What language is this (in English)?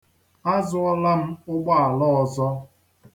Igbo